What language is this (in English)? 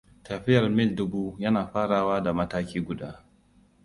Hausa